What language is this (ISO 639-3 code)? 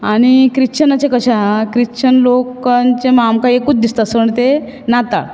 kok